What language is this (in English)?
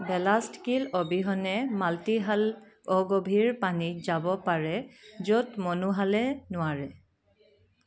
Assamese